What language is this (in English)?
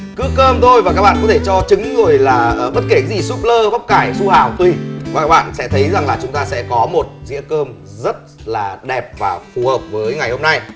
Vietnamese